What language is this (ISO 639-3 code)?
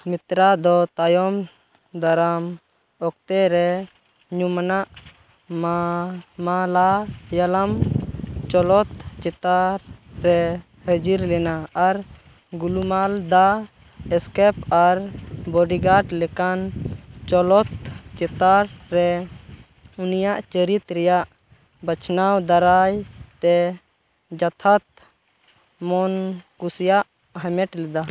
sat